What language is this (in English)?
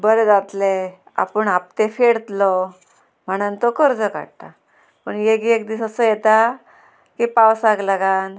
Konkani